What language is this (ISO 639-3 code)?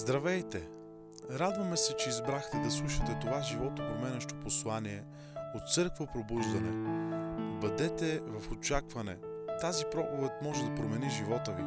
bul